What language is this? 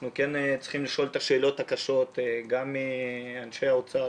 Hebrew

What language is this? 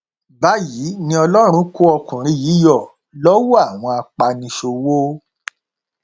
Yoruba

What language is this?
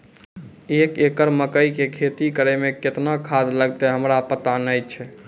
Maithili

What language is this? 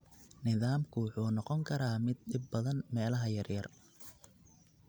Somali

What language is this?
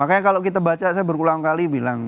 Indonesian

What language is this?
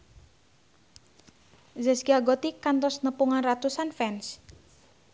Sundanese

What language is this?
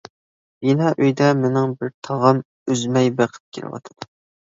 Uyghur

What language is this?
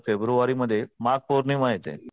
Marathi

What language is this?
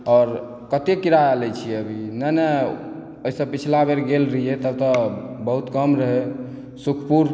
Maithili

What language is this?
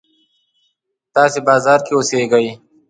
Pashto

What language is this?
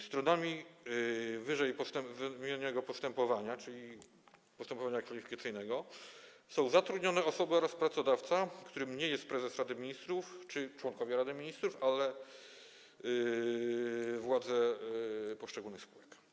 Polish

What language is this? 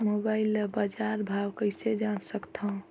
Chhattisgarhi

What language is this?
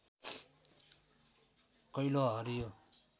Nepali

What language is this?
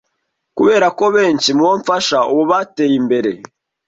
Kinyarwanda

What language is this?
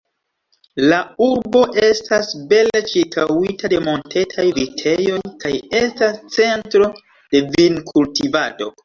Esperanto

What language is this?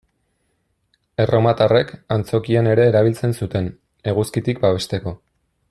Basque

